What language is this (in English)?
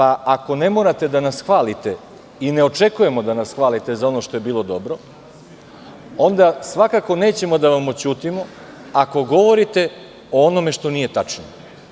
Serbian